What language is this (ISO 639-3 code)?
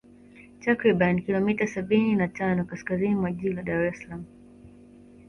swa